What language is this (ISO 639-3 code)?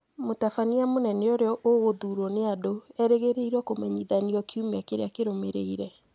kik